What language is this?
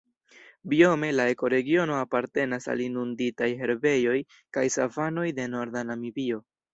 Esperanto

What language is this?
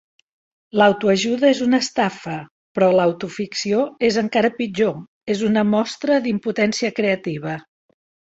Catalan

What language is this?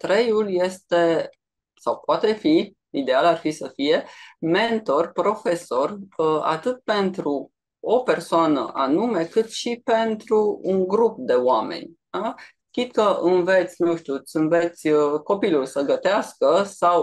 Romanian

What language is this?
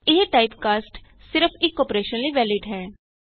Punjabi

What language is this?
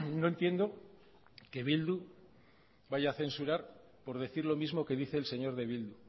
Spanish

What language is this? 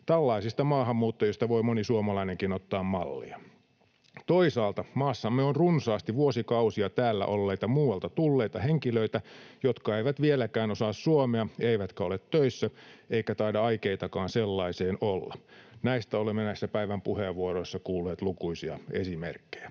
Finnish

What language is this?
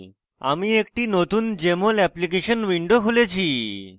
Bangla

